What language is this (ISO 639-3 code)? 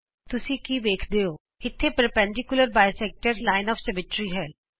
pan